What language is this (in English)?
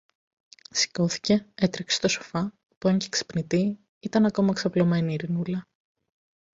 Greek